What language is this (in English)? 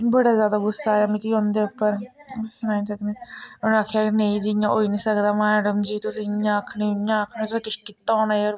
Dogri